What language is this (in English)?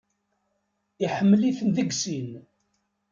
Kabyle